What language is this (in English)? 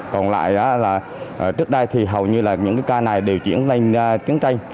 Vietnamese